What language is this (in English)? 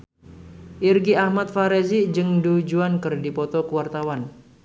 Sundanese